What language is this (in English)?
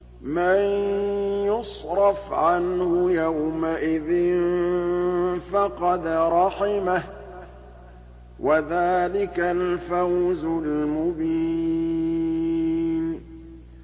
Arabic